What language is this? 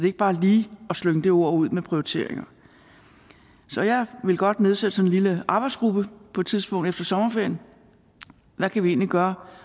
Danish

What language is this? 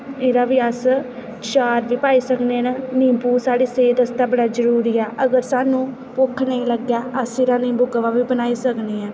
Dogri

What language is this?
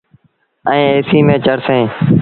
Sindhi Bhil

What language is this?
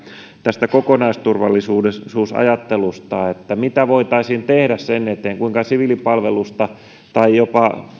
Finnish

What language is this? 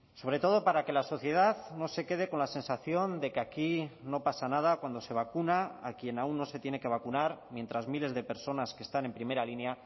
Spanish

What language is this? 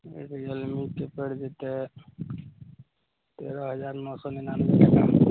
Maithili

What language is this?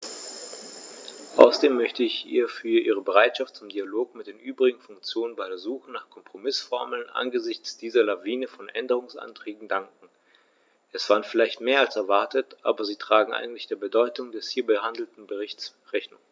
German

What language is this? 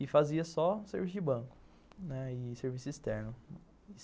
Portuguese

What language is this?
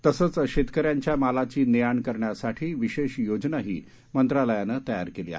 Marathi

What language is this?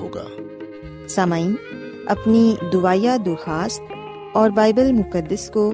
Urdu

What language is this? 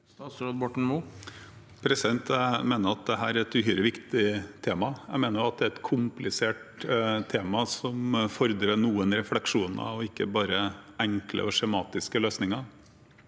Norwegian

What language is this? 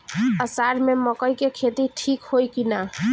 Bhojpuri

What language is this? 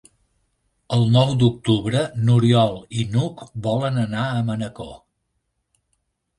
Catalan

